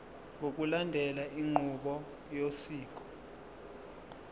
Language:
Zulu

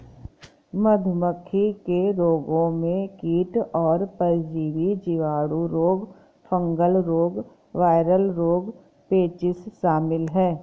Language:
Hindi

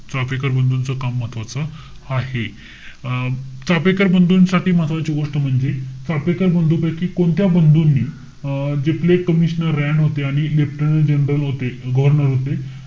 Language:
Marathi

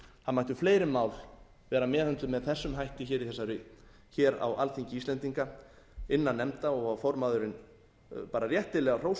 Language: Icelandic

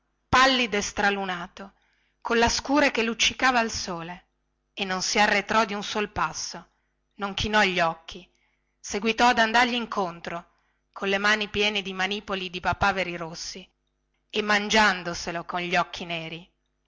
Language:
Italian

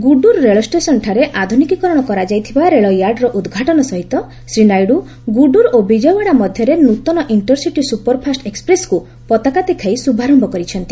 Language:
Odia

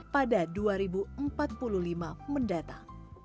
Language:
Indonesian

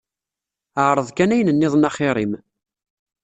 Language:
Kabyle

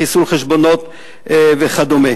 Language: Hebrew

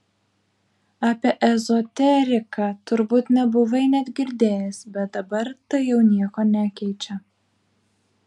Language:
Lithuanian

